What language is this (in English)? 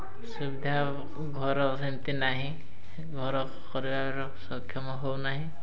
Odia